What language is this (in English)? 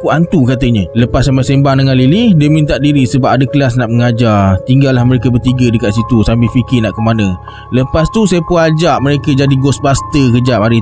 Malay